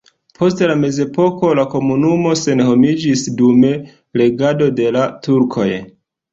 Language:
Esperanto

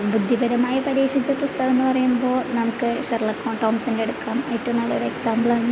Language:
Malayalam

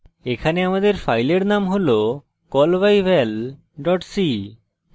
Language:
Bangla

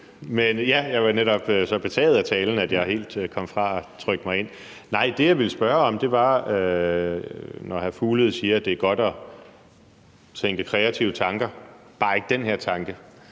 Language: Danish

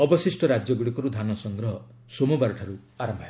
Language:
Odia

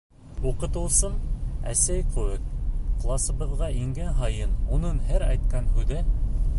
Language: Bashkir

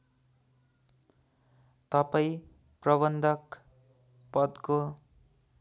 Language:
Nepali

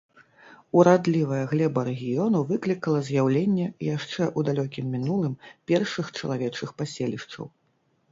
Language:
Belarusian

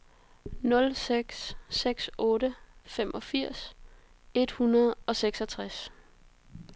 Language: Danish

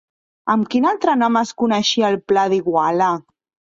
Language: Catalan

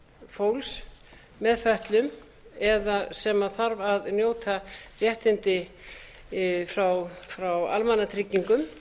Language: Icelandic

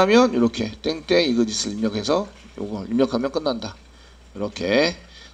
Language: Korean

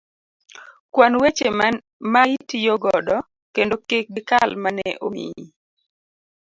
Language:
Luo (Kenya and Tanzania)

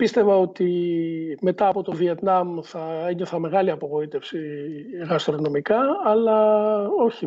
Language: Greek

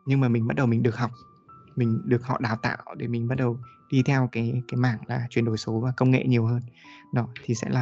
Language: Vietnamese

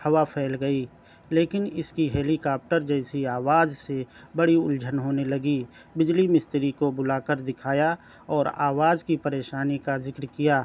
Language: Urdu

